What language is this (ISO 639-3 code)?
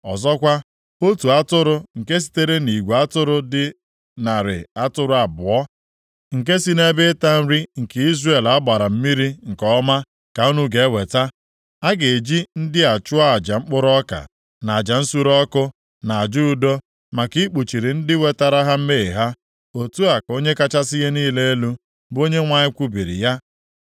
ibo